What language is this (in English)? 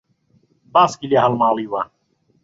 Central Kurdish